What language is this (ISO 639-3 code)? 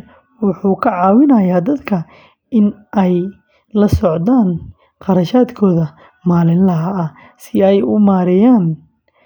som